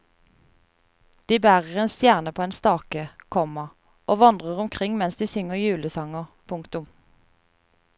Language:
Norwegian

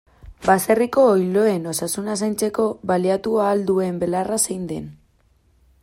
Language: Basque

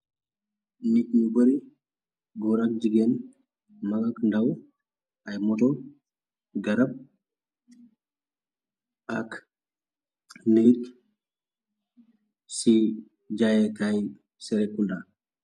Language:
Wolof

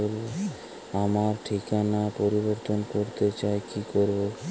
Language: Bangla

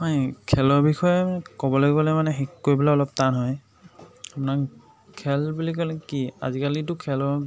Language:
Assamese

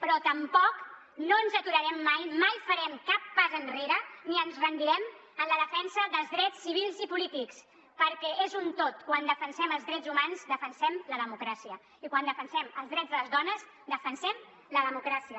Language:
Catalan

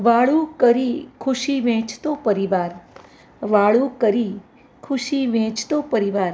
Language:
Gujarati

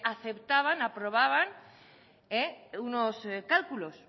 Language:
Spanish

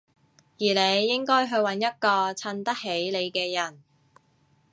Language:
Cantonese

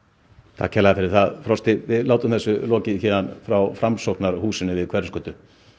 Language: Icelandic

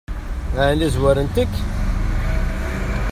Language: Kabyle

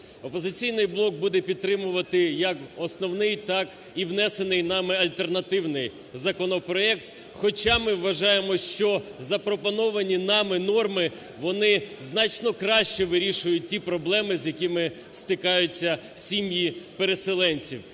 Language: Ukrainian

